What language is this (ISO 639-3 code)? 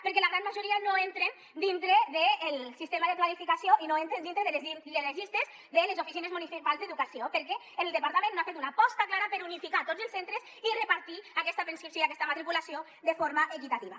cat